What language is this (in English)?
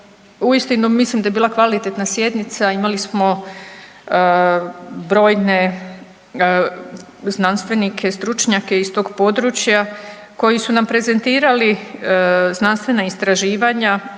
Croatian